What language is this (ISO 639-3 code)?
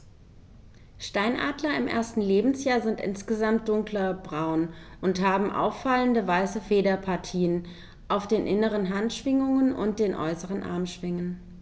deu